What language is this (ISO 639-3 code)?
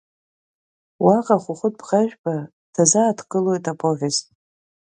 abk